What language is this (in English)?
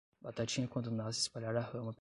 Portuguese